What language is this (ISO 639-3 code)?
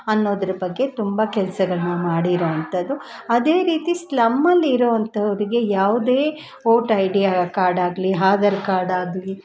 kan